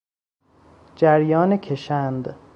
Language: Persian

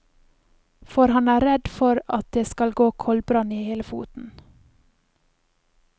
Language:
Norwegian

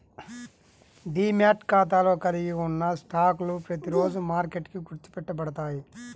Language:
Telugu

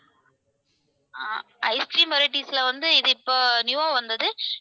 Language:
Tamil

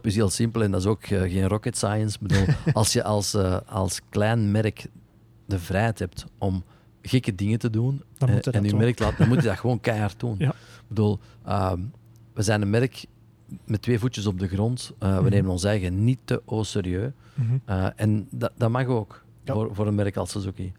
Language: Dutch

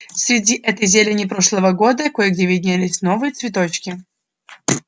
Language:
Russian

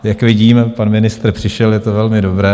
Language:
Czech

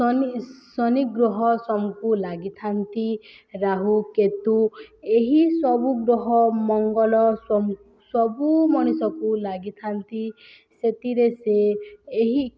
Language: Odia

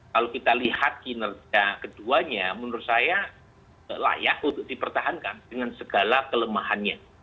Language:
Indonesian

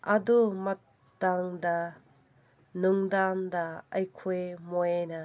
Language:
Manipuri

